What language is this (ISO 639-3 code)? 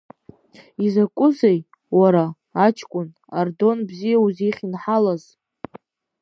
abk